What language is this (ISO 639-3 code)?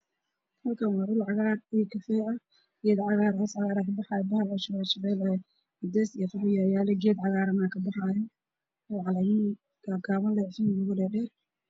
som